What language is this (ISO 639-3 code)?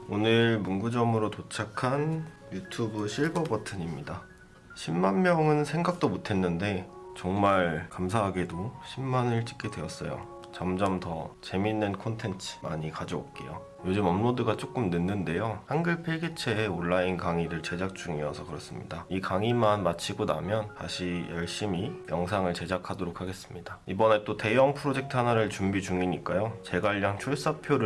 kor